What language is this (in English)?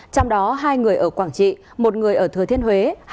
Vietnamese